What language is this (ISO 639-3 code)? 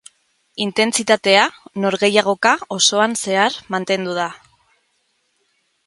eus